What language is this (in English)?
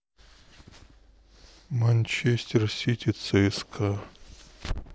Russian